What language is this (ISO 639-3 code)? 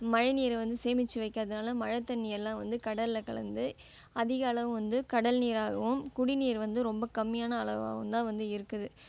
tam